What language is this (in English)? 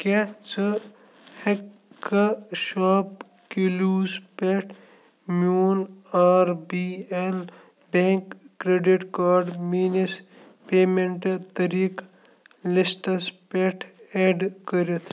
Kashmiri